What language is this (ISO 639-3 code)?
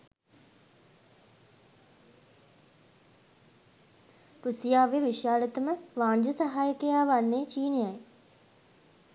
sin